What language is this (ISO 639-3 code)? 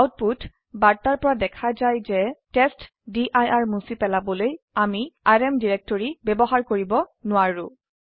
asm